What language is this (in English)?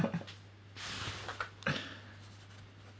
English